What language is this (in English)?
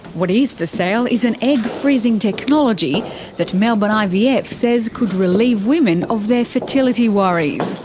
English